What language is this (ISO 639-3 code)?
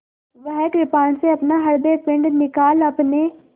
hin